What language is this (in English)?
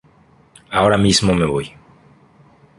Spanish